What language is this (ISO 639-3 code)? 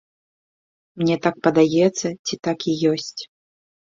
bel